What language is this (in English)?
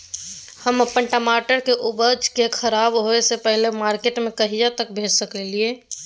Maithili